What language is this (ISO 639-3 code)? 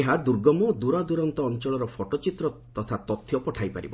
ori